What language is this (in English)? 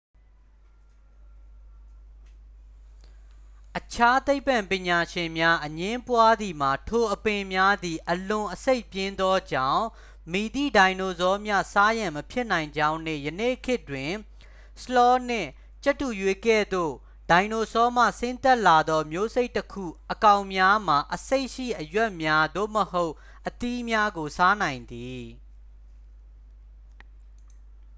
Burmese